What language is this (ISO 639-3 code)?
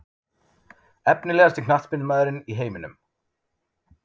isl